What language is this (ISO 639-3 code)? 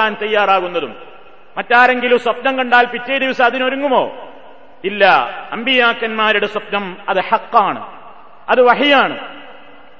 mal